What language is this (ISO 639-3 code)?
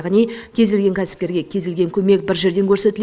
kaz